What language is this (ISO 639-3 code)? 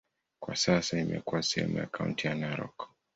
swa